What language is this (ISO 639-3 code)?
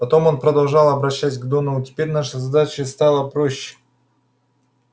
rus